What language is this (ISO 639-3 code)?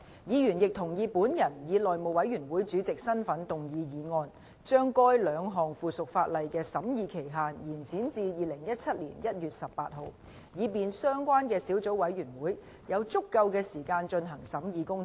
yue